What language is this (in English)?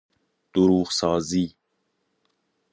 Persian